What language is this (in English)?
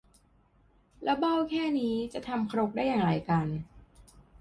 Thai